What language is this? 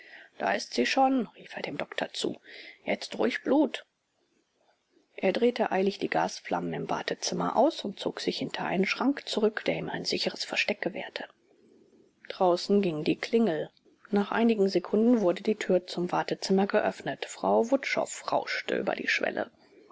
German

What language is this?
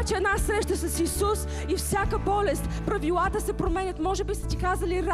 Bulgarian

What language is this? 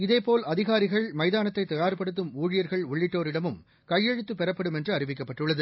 Tamil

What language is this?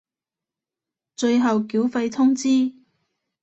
Cantonese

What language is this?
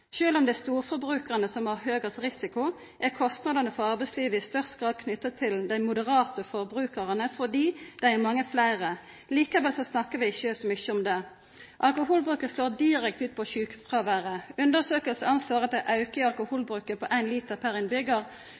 Norwegian Nynorsk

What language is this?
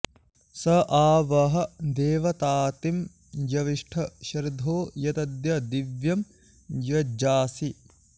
Sanskrit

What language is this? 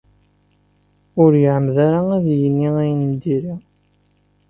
Kabyle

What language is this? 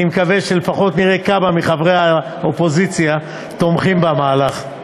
Hebrew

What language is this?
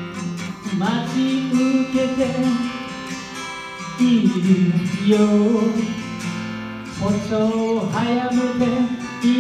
Korean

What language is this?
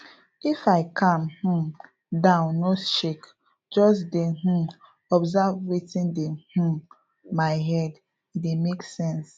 Nigerian Pidgin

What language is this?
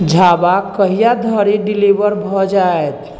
Maithili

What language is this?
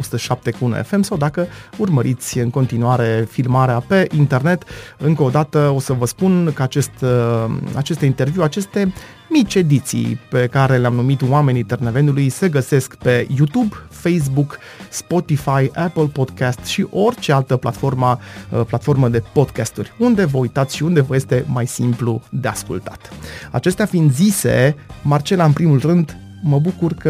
Romanian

